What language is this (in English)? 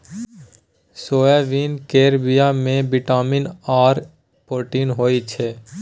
Maithili